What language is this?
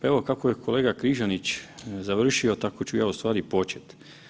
Croatian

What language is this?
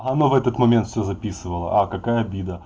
Russian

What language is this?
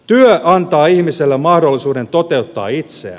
Finnish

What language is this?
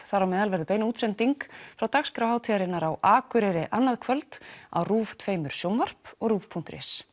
Icelandic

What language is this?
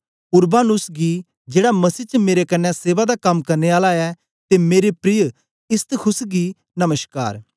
Dogri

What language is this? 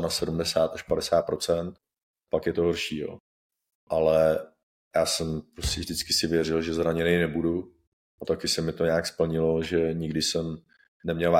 Czech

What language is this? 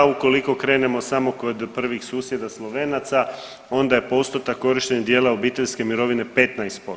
Croatian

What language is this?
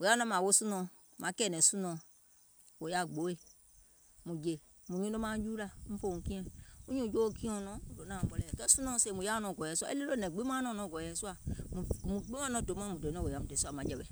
Gola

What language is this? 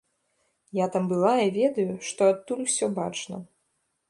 Belarusian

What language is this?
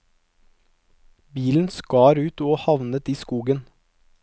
Norwegian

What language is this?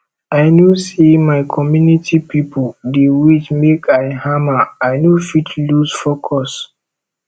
Nigerian Pidgin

